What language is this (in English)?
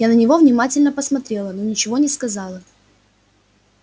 Russian